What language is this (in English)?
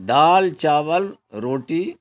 Urdu